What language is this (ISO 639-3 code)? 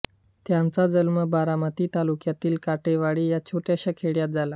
mar